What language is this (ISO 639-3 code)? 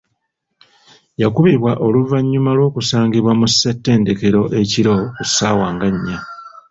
lug